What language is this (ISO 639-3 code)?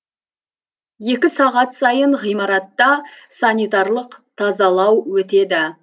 kaz